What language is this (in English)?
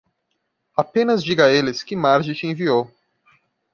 Portuguese